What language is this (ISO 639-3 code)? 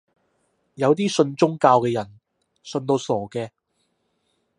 yue